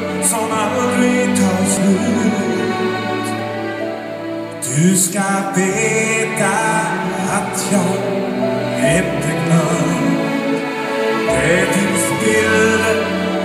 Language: Greek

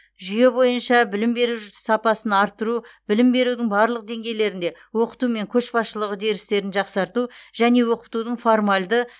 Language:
Kazakh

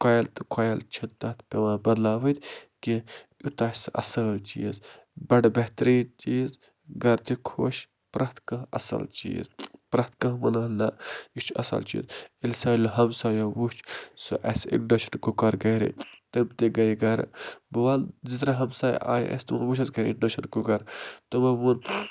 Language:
Kashmiri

